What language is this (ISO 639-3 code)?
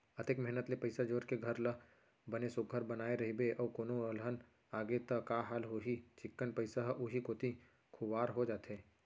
hne